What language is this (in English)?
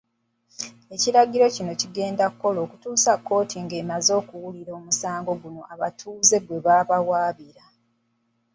Ganda